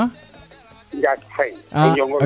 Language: Serer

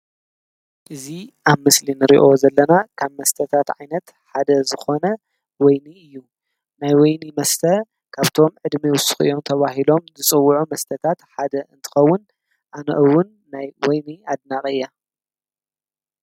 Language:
Tigrinya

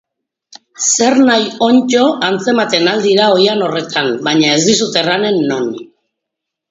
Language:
Basque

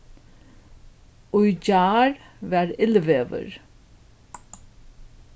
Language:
Faroese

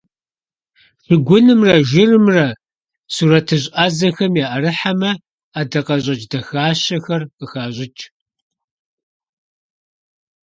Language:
Kabardian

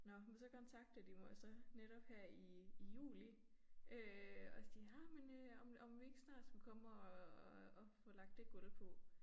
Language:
Danish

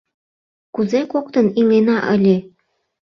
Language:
Mari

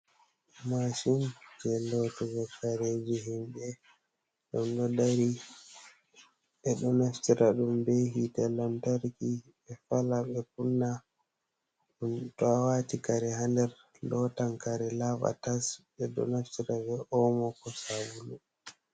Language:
Fula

